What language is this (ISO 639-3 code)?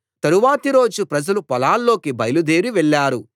tel